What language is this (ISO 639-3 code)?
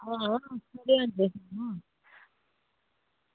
doi